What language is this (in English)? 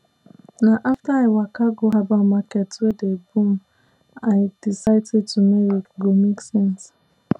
Nigerian Pidgin